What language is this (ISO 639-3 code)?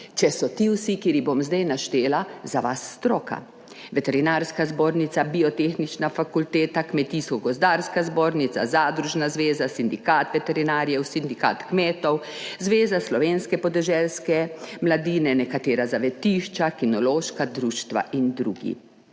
slv